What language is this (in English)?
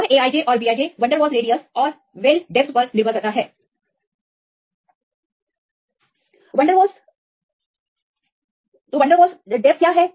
Hindi